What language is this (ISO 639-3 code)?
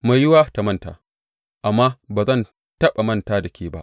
hau